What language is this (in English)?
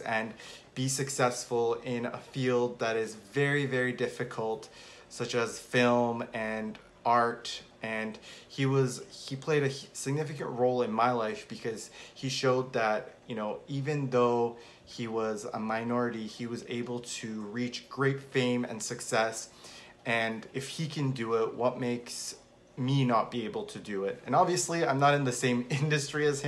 English